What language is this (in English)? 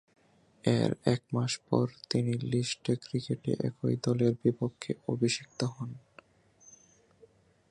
Bangla